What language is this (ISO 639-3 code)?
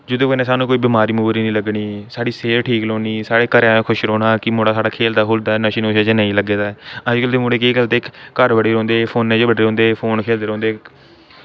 doi